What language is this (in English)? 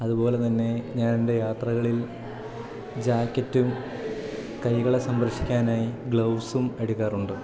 Malayalam